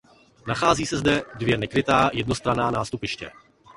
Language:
Czech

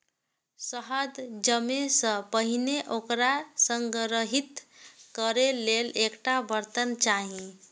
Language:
Maithili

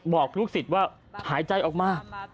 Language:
Thai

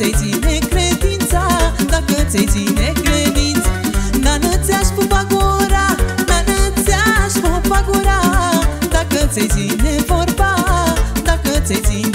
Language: Romanian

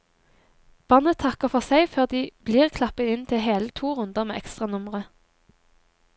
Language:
Norwegian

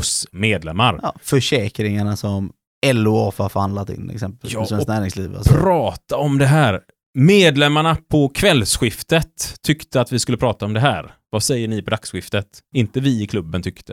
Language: Swedish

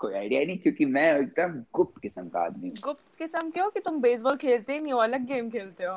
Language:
Hindi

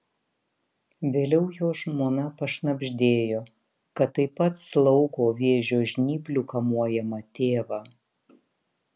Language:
Lithuanian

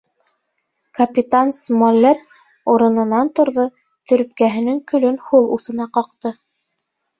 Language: Bashkir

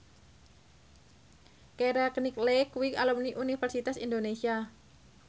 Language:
Javanese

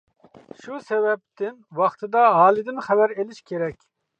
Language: Uyghur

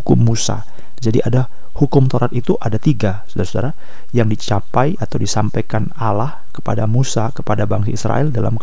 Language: Indonesian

